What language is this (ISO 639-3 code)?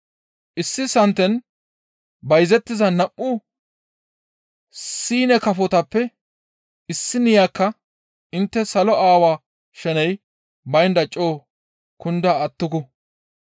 gmv